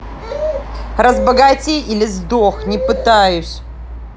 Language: Russian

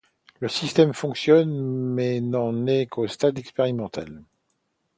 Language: French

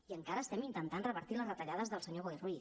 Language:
Catalan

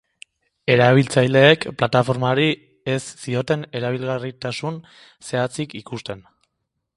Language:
Basque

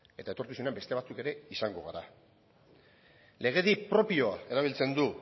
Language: Basque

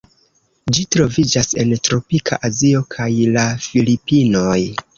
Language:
Esperanto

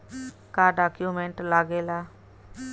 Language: Bhojpuri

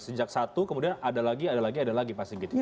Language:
Indonesian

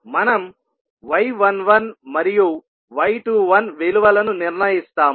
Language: Telugu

